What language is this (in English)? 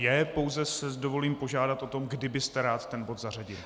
Czech